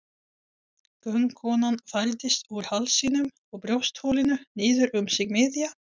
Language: Icelandic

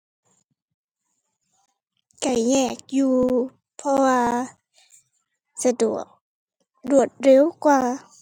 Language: Thai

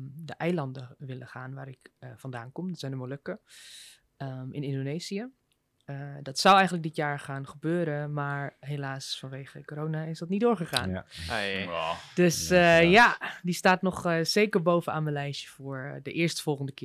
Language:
Dutch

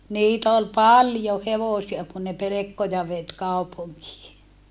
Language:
Finnish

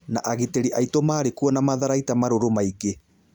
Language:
Kikuyu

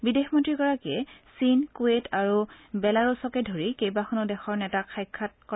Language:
Assamese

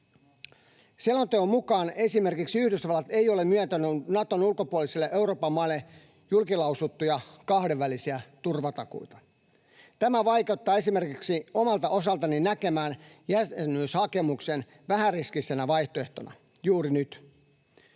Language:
Finnish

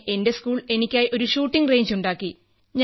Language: Malayalam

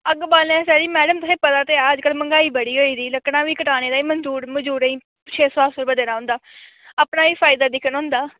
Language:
Dogri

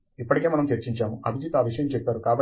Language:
Telugu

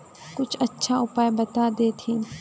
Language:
Magahi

